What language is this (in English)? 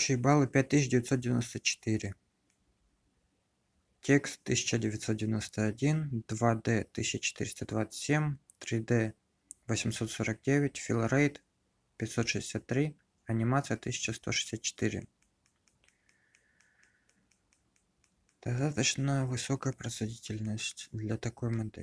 Russian